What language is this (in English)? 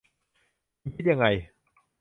Thai